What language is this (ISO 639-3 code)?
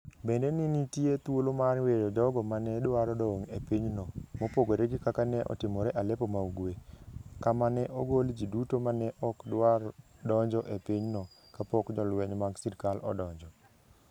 luo